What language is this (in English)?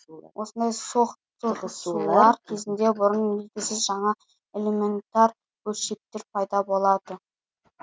Kazakh